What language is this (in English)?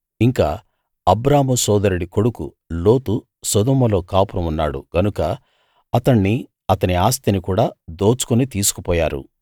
Telugu